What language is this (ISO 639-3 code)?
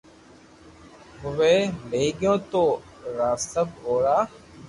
lrk